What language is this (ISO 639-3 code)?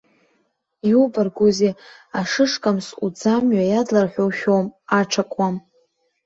abk